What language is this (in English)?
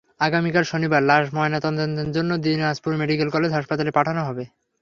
Bangla